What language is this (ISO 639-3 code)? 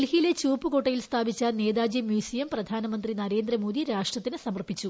mal